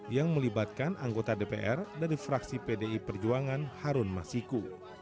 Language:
Indonesian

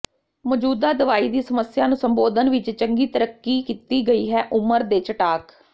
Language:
Punjabi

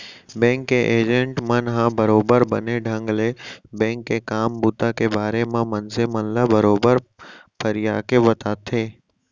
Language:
Chhattisgarhi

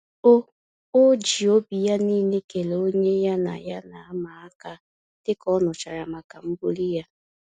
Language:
Igbo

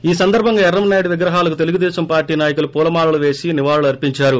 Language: Telugu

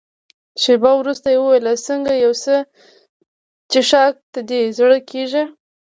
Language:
Pashto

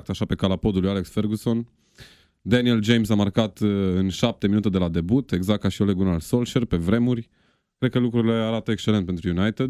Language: Romanian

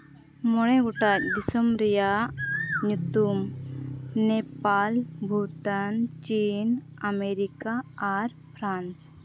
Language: Santali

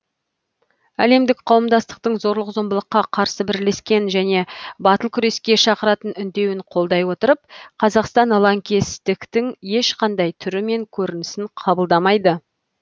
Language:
Kazakh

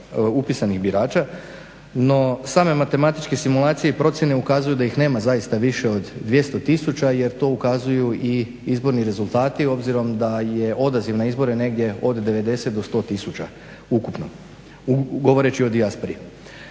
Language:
Croatian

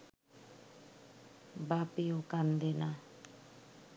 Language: Bangla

